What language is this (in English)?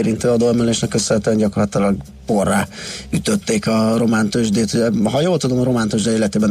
Hungarian